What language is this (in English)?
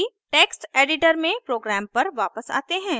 Hindi